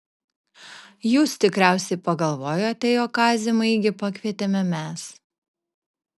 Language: Lithuanian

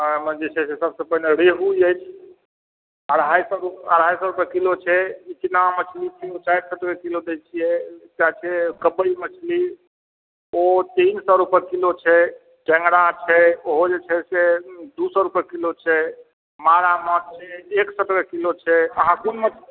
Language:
Maithili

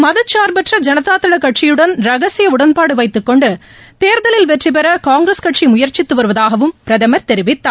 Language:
Tamil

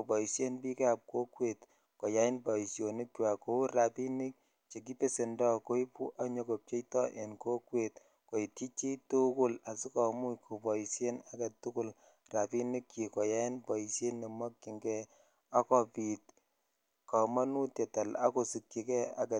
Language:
Kalenjin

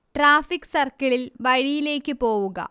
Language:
Malayalam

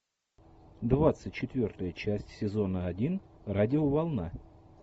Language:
Russian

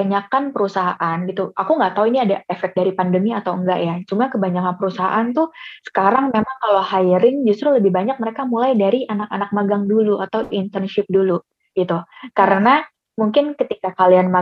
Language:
Indonesian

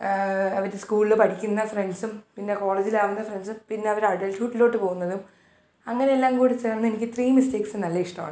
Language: Malayalam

